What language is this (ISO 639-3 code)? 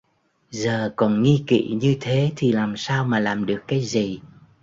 vie